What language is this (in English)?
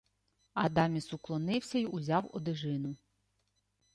Ukrainian